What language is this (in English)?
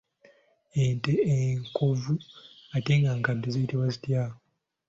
Ganda